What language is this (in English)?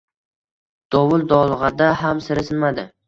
Uzbek